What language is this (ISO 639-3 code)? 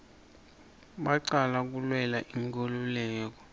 ssw